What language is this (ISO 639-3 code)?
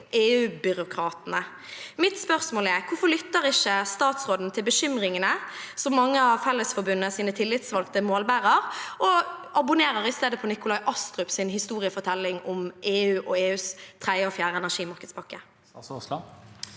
nor